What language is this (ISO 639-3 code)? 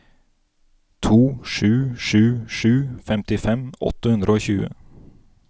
nor